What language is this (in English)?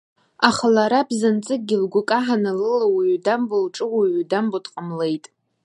Abkhazian